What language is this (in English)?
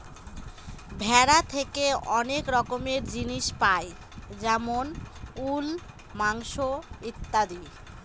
Bangla